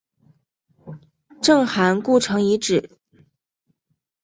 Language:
Chinese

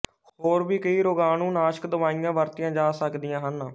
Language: Punjabi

